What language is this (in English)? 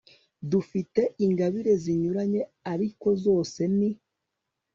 Kinyarwanda